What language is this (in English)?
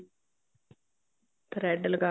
Punjabi